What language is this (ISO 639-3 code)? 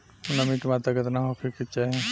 bho